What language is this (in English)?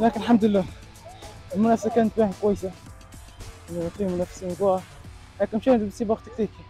Arabic